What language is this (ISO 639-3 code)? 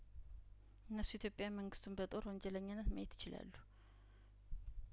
amh